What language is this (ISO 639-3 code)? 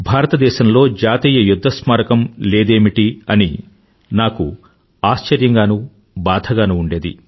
tel